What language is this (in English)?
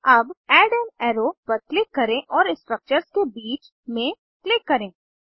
Hindi